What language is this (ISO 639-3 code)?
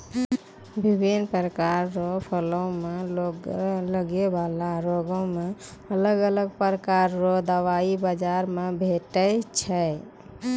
mai